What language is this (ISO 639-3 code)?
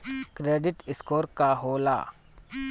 bho